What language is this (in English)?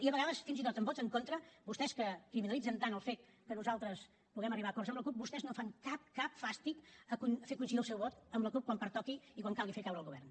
Catalan